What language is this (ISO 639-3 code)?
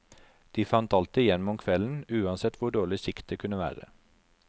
nor